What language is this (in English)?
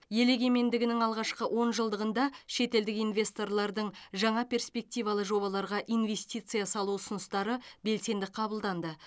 Kazakh